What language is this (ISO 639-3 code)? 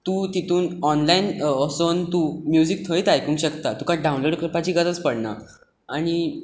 kok